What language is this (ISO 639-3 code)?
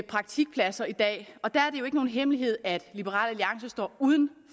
dan